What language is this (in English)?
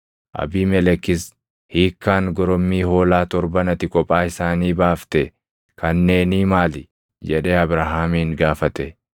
Oromo